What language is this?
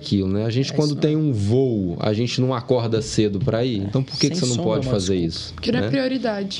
Portuguese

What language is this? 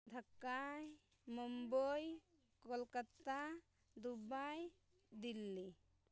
Santali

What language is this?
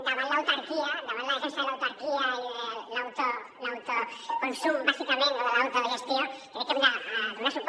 Catalan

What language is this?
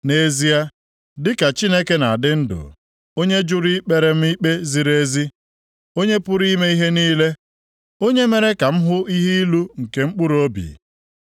Igbo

